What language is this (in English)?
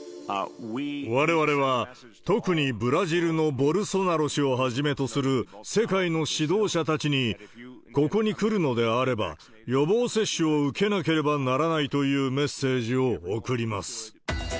Japanese